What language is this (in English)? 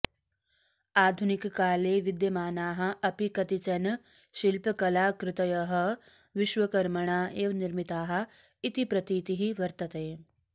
Sanskrit